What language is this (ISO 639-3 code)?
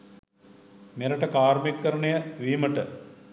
sin